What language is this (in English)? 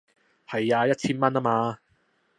Cantonese